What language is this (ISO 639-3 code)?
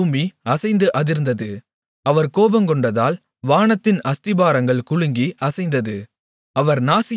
tam